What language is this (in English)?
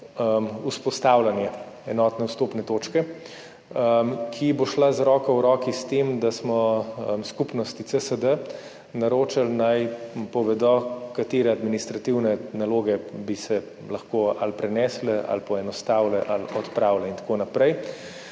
Slovenian